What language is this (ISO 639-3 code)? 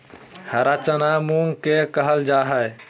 mag